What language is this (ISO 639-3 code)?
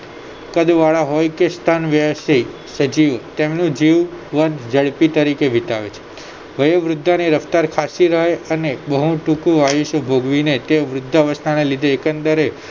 guj